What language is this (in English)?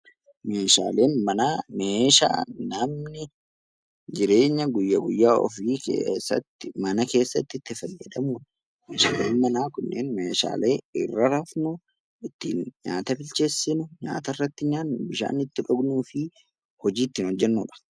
Oromo